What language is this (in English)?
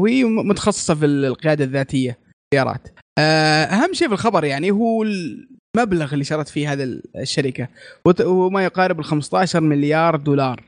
Arabic